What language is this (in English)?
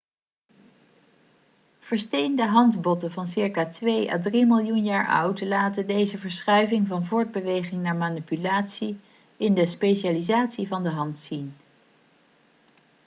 Dutch